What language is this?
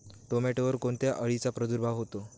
Marathi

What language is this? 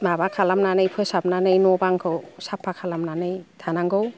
Bodo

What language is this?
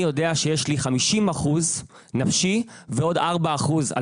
Hebrew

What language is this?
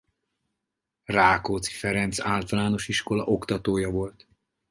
Hungarian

